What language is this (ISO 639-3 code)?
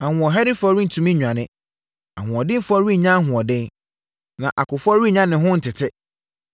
aka